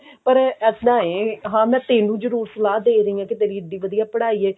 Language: Punjabi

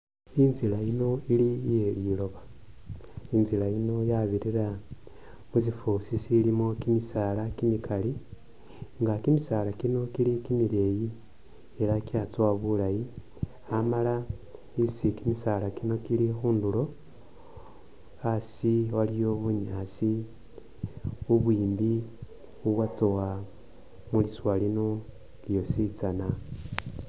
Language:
Masaaba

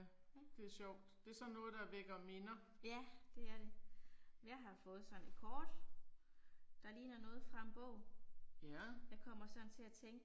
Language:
Danish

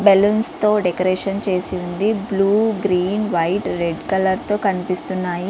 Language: Telugu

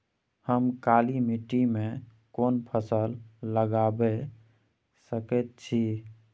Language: Maithili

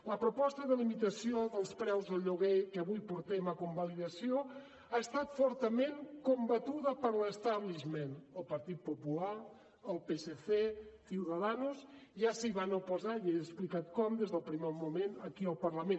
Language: Catalan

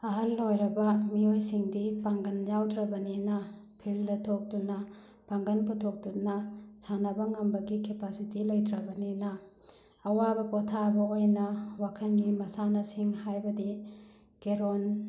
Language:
Manipuri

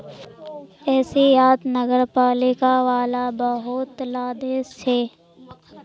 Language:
Magahi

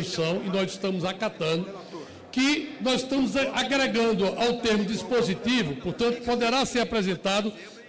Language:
Portuguese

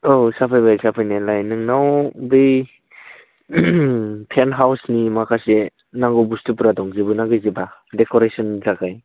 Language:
Bodo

